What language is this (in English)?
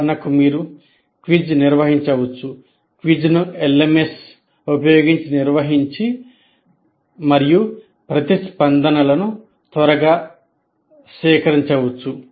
Telugu